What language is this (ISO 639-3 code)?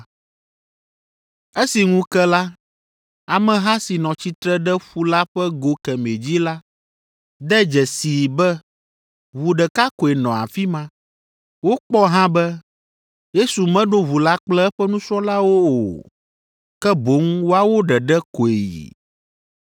ewe